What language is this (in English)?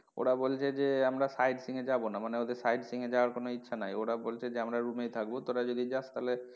Bangla